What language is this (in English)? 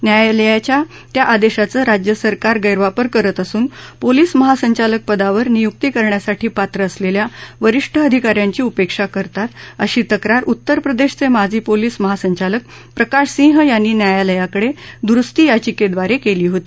Marathi